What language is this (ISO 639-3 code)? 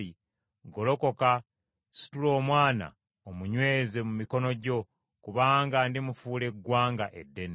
lug